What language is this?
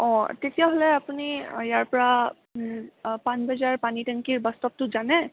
Assamese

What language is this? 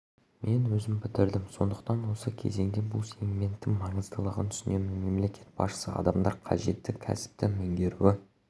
Kazakh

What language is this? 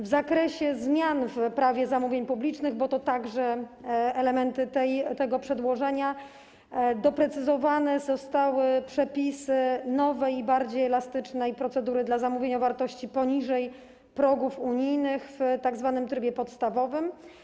Polish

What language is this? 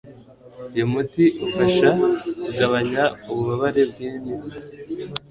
Kinyarwanda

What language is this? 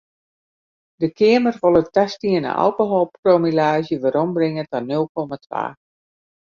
Western Frisian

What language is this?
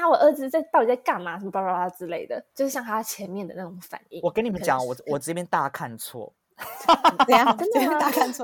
Chinese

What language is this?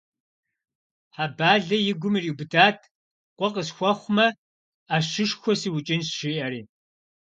Kabardian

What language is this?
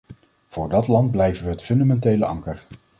Dutch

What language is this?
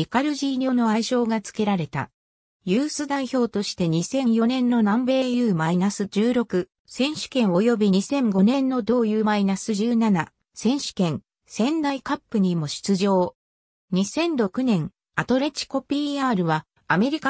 Japanese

